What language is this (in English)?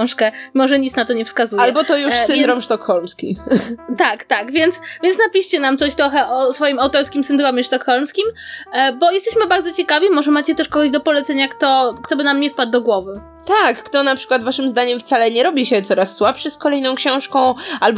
Polish